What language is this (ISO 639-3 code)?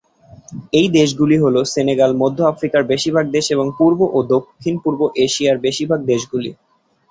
ben